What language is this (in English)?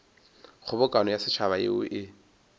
Northern Sotho